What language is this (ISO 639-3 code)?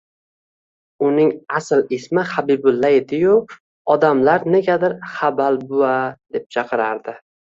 uzb